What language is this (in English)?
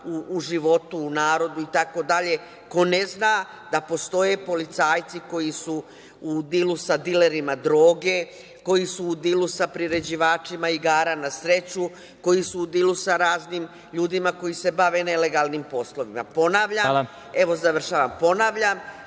Serbian